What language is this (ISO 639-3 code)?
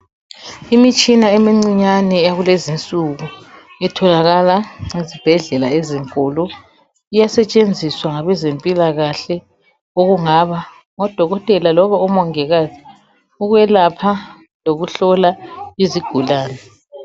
nde